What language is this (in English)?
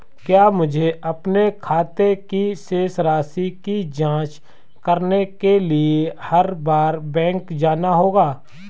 Hindi